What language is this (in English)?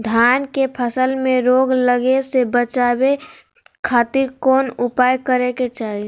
Magahi